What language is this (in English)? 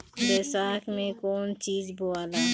Bhojpuri